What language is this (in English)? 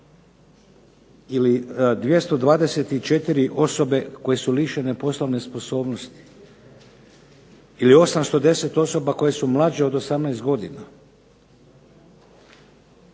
Croatian